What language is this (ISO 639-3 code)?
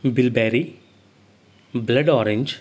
kok